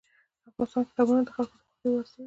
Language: Pashto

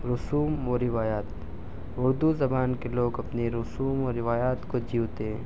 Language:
Urdu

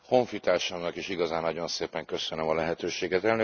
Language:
Hungarian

